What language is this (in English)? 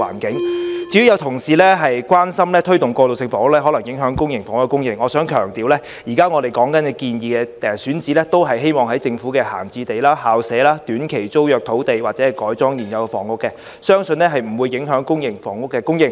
Cantonese